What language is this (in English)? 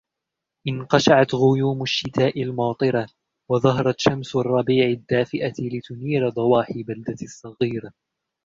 Arabic